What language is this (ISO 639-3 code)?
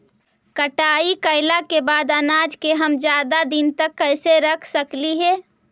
mag